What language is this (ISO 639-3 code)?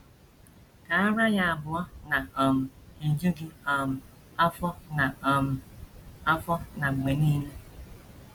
ibo